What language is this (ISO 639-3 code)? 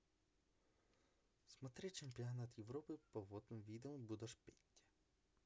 rus